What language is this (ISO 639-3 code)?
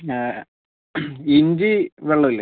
mal